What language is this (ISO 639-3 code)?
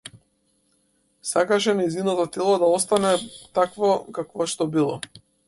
mkd